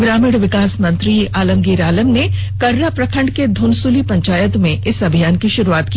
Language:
Hindi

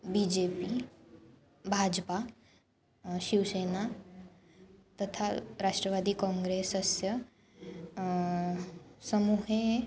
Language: Sanskrit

